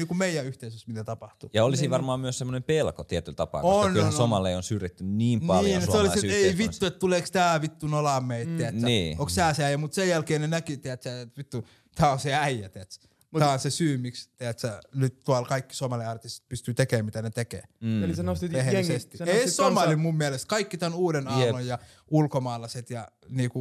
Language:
Finnish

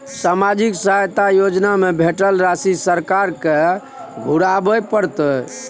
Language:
Maithili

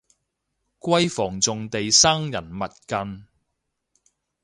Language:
Cantonese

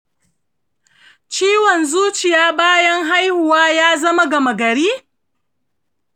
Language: Hausa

